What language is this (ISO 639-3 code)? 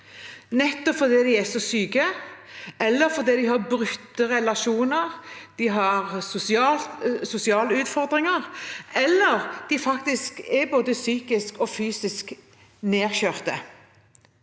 nor